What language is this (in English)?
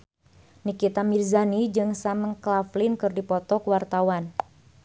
Sundanese